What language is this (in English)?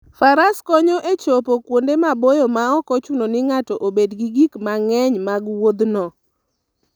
Luo (Kenya and Tanzania)